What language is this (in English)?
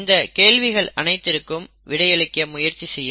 Tamil